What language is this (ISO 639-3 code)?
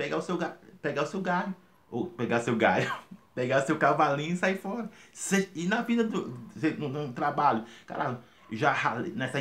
por